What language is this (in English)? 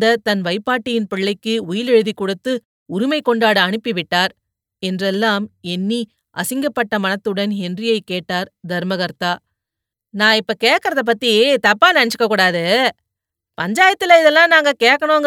Tamil